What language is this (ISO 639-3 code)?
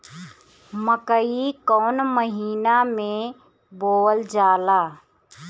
bho